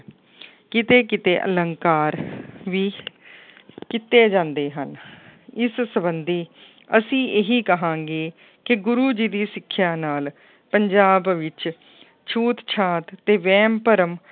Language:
Punjabi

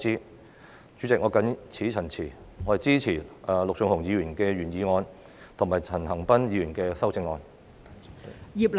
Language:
Cantonese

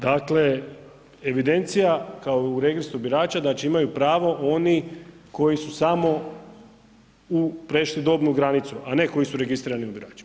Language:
Croatian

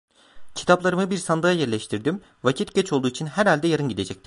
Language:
Turkish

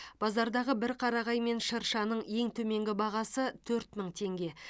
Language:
Kazakh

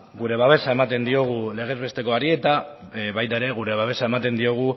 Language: Basque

